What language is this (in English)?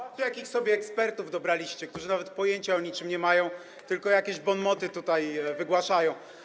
Polish